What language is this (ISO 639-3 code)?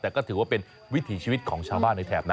tha